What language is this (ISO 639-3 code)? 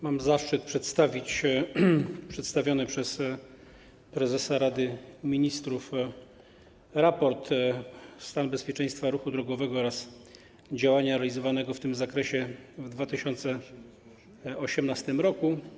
pol